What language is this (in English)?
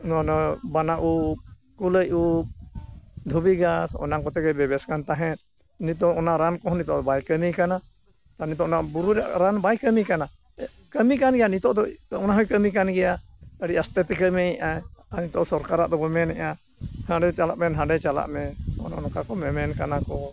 Santali